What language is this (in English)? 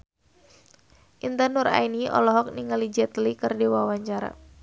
Sundanese